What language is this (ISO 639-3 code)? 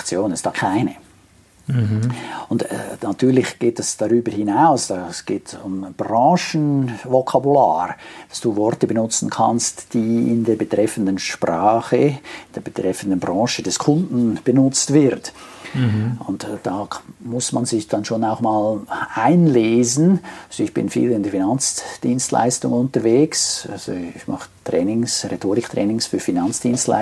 deu